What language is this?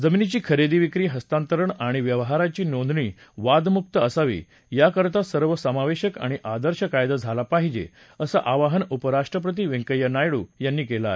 Marathi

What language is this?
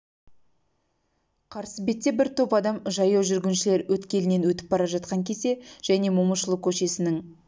Kazakh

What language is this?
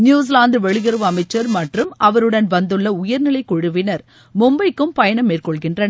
Tamil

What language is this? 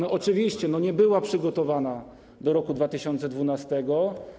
Polish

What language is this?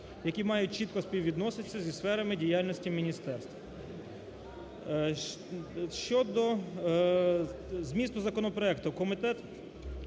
Ukrainian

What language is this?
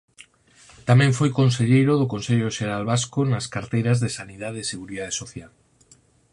Galician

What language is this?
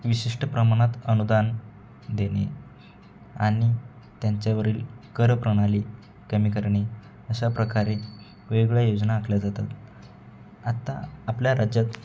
Marathi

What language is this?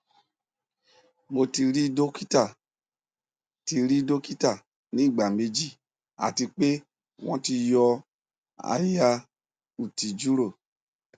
Yoruba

